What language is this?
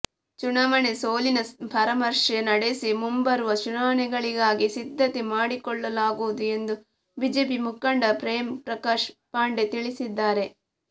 Kannada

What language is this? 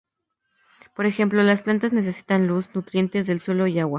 Spanish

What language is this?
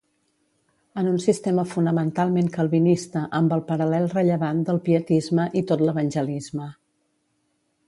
Catalan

